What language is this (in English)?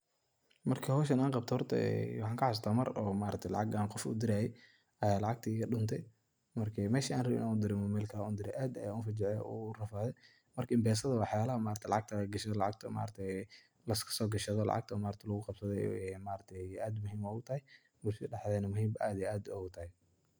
Somali